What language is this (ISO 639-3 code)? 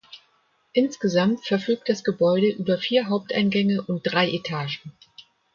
deu